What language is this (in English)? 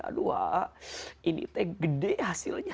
Indonesian